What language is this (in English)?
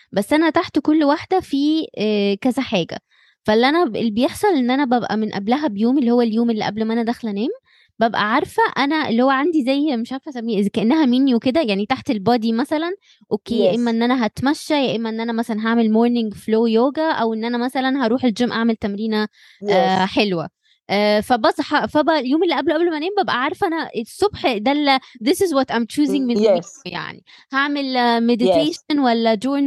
Arabic